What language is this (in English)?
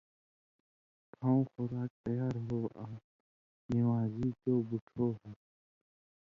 Indus Kohistani